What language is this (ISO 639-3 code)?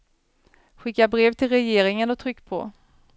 swe